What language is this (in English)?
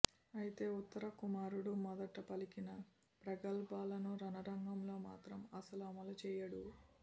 Telugu